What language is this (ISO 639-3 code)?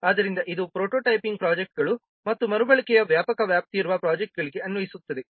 kan